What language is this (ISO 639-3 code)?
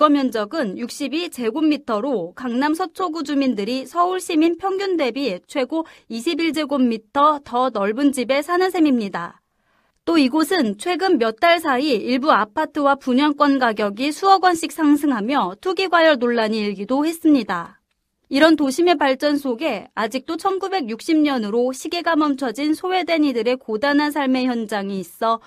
kor